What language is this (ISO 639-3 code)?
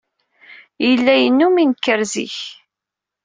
kab